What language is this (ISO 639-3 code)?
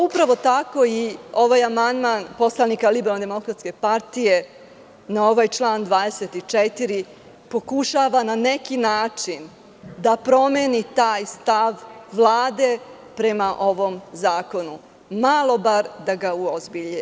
srp